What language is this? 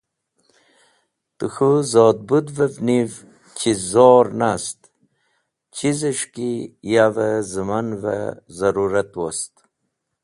Wakhi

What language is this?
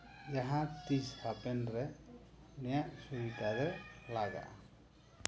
Santali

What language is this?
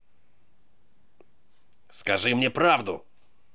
Russian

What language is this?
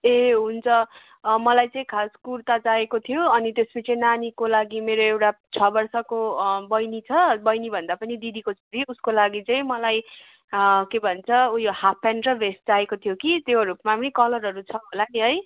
Nepali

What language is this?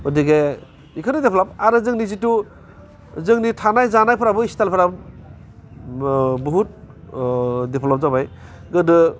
Bodo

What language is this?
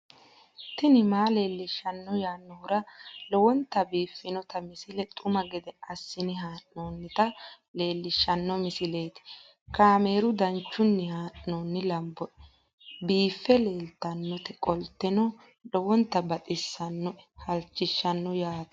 Sidamo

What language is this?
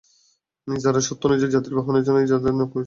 Bangla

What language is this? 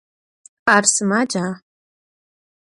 Adyghe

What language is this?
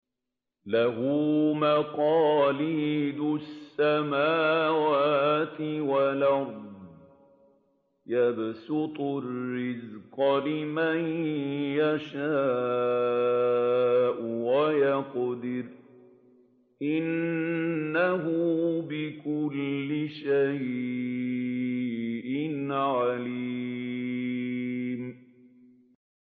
Arabic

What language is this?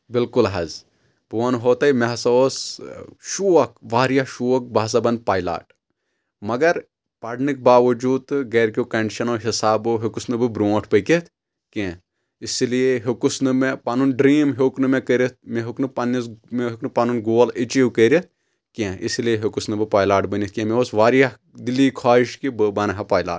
Kashmiri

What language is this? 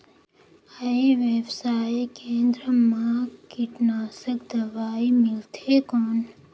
Chhattisgarhi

